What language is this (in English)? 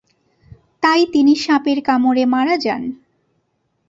Bangla